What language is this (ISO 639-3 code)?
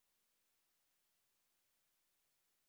ben